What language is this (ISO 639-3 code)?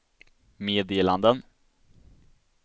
swe